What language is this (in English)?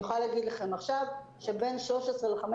Hebrew